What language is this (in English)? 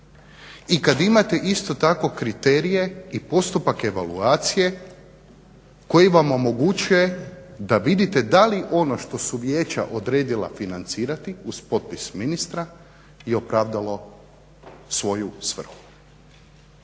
Croatian